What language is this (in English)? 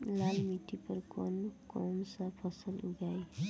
Bhojpuri